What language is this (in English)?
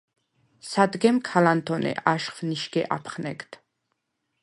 Svan